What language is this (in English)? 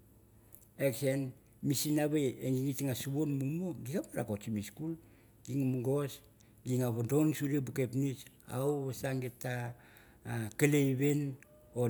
Mandara